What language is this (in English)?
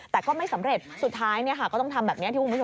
Thai